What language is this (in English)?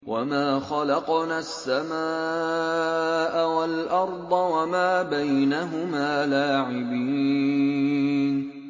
Arabic